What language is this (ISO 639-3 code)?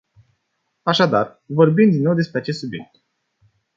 ron